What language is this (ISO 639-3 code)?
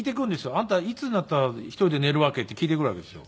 jpn